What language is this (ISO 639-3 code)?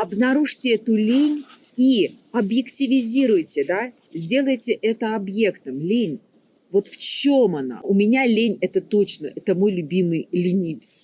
rus